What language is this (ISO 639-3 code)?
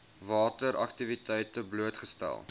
afr